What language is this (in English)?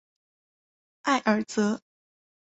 Chinese